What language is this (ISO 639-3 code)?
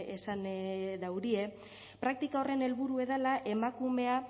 eus